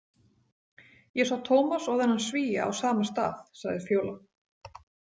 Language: Icelandic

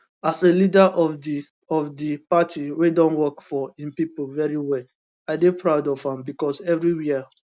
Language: Nigerian Pidgin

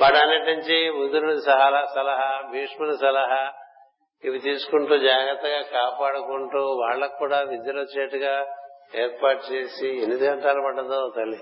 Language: Telugu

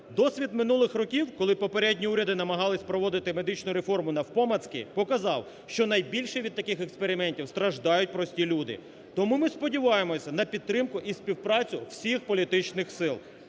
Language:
Ukrainian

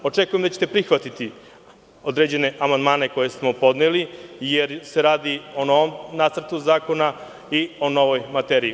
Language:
Serbian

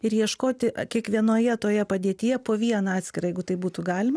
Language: Lithuanian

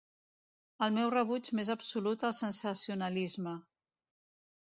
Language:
Catalan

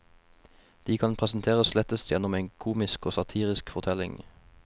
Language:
Norwegian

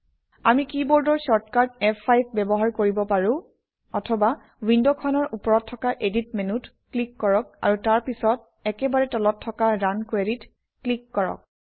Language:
Assamese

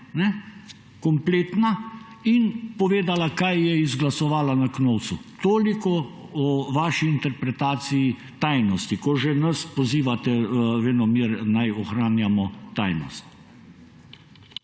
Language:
Slovenian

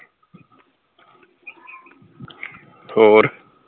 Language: Punjabi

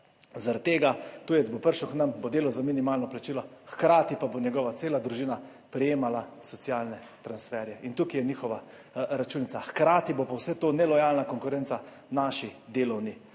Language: Slovenian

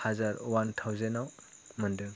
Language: Bodo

